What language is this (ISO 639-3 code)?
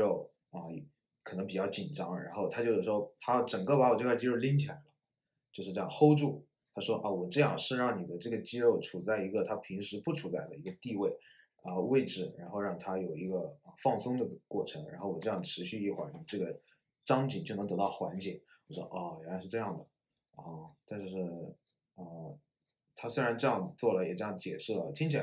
zho